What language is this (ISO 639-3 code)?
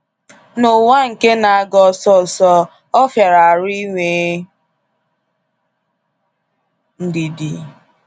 ibo